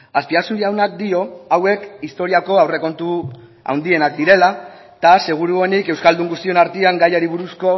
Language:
Basque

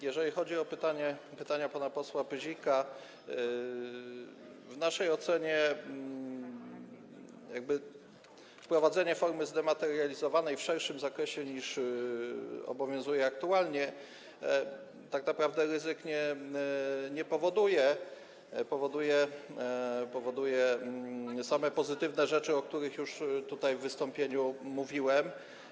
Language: Polish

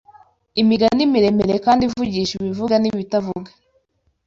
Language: Kinyarwanda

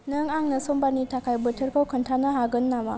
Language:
Bodo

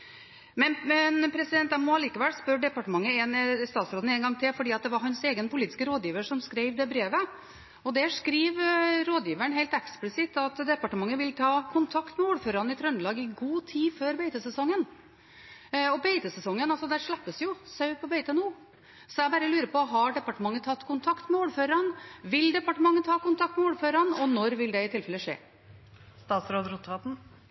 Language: Norwegian Bokmål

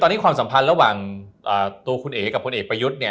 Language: Thai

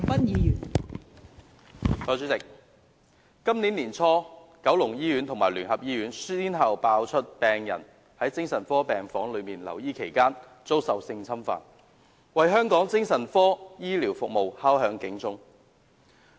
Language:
Cantonese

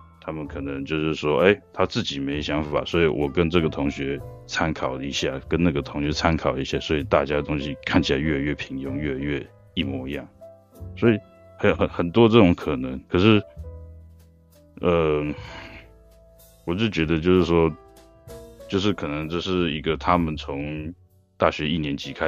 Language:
Chinese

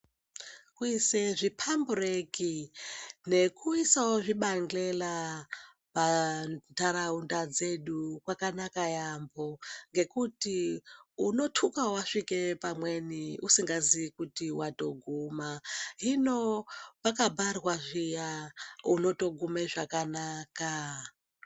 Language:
Ndau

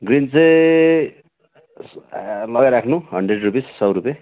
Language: Nepali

